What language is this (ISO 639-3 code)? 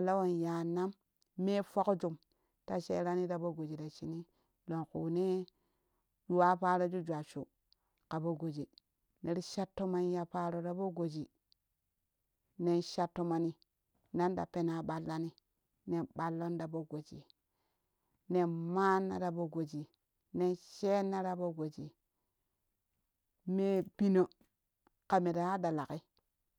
kuh